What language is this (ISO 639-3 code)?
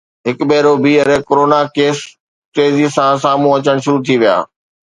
snd